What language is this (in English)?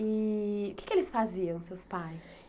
Portuguese